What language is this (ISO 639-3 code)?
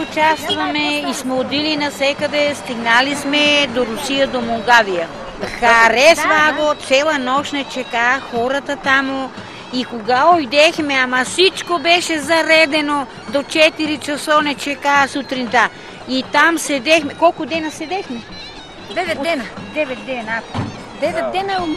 bul